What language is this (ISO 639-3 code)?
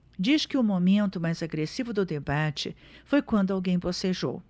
por